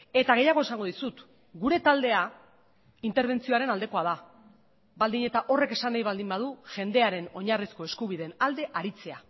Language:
Basque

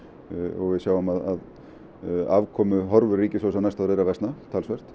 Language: Icelandic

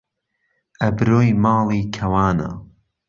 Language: Central Kurdish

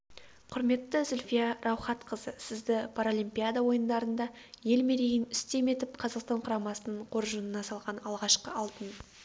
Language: Kazakh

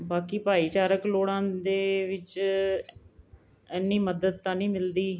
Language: Punjabi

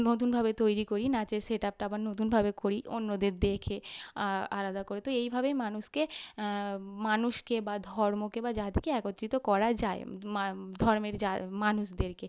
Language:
Bangla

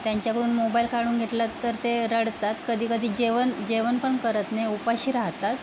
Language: Marathi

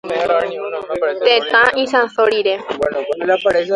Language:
Guarani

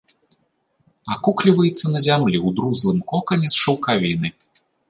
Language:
Belarusian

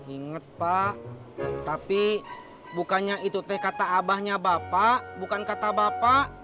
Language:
Indonesian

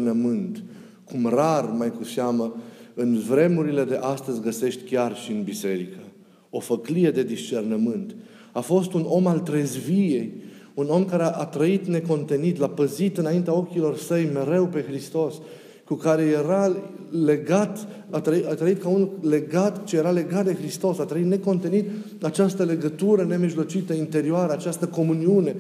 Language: Romanian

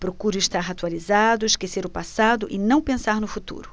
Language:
Portuguese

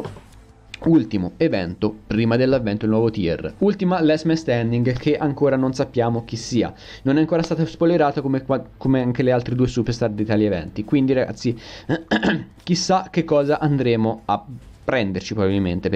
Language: Italian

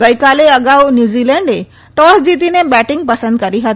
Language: Gujarati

